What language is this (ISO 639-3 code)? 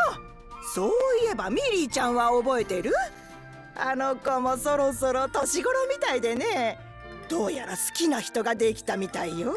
jpn